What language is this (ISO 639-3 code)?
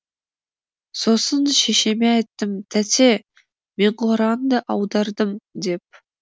kaz